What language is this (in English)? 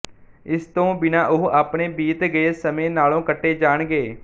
Punjabi